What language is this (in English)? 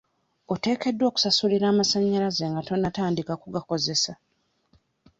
Ganda